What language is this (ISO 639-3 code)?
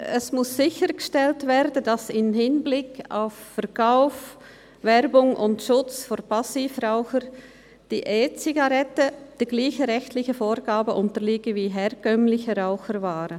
gsw